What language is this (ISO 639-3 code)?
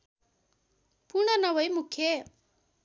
nep